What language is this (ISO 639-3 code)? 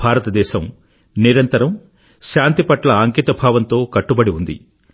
tel